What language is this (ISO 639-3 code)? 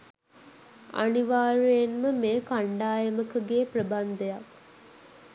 sin